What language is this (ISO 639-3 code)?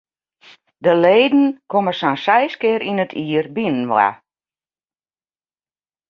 fry